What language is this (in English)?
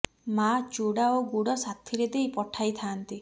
Odia